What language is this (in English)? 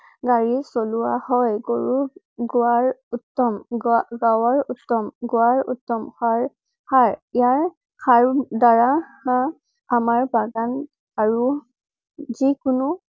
Assamese